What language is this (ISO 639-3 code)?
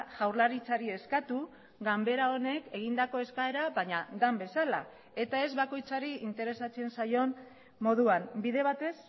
eus